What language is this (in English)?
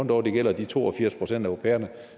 Danish